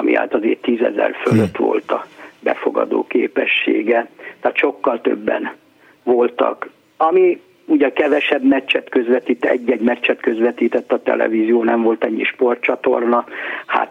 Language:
Hungarian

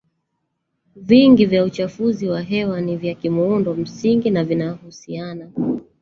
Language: Swahili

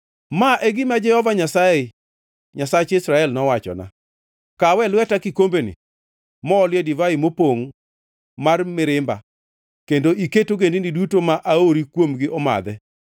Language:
Luo (Kenya and Tanzania)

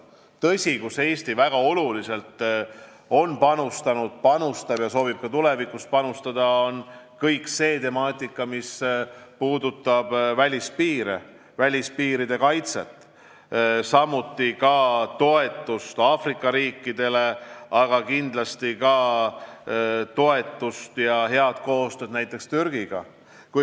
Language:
Estonian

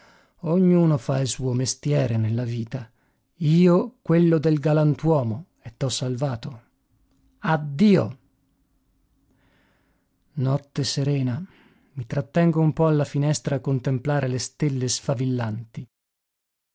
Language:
Italian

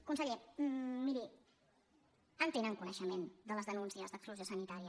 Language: Catalan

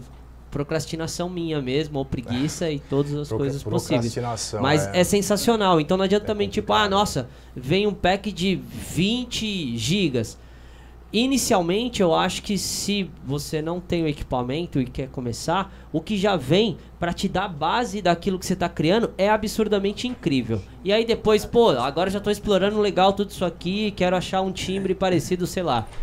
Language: Portuguese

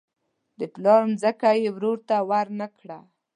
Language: Pashto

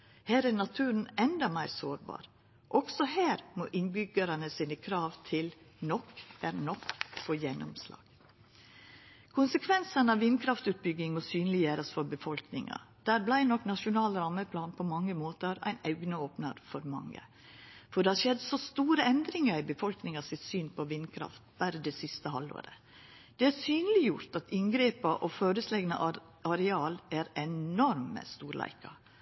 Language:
Norwegian Nynorsk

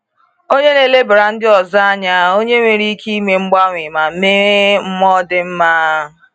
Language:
Igbo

